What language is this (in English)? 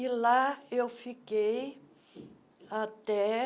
Portuguese